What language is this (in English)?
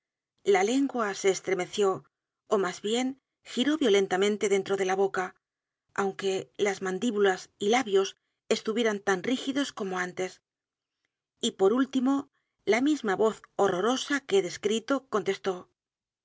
Spanish